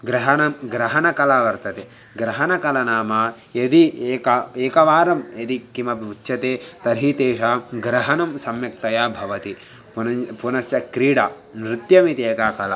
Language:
Sanskrit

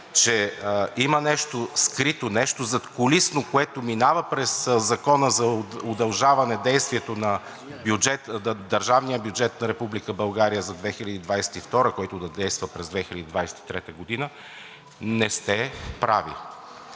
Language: Bulgarian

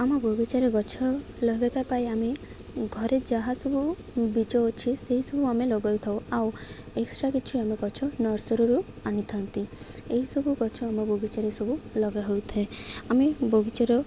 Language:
Odia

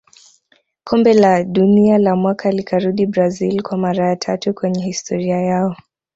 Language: Swahili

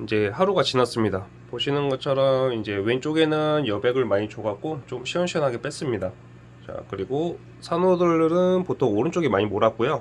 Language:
Korean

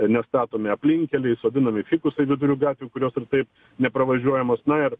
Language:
Lithuanian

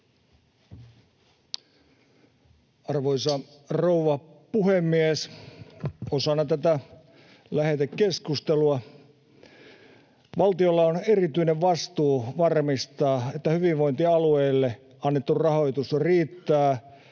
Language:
Finnish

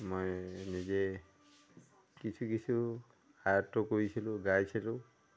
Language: Assamese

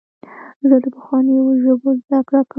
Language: Pashto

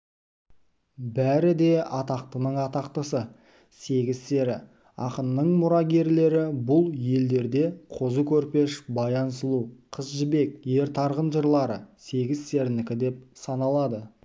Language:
Kazakh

